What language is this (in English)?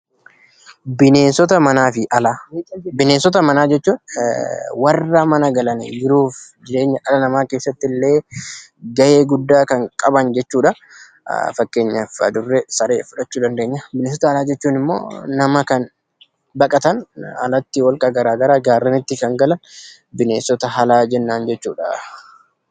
Oromo